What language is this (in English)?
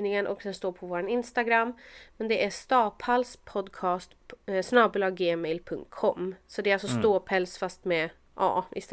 Swedish